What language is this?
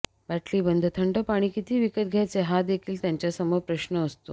Marathi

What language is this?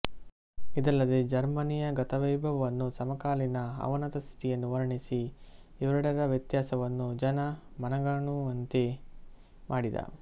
Kannada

